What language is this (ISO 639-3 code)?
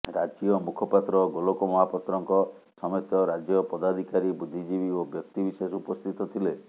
ori